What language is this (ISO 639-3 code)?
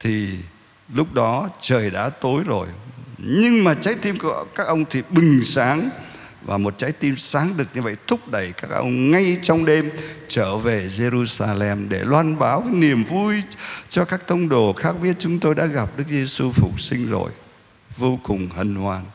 vie